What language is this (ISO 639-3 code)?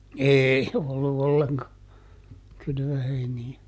fin